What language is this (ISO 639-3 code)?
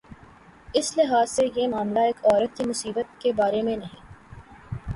urd